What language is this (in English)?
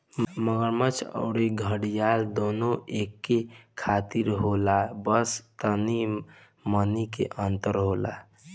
Bhojpuri